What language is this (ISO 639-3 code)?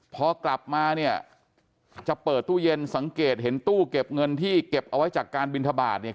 tha